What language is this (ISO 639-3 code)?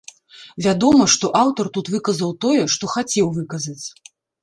bel